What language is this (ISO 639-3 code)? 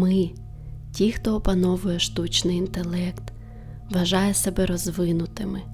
ukr